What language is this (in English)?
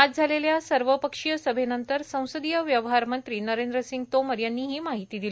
Marathi